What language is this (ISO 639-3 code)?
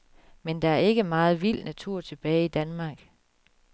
dan